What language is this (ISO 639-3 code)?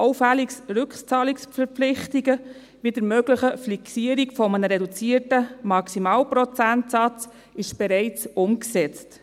gsw